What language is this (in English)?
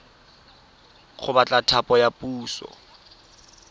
Tswana